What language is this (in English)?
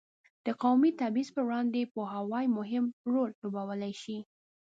Pashto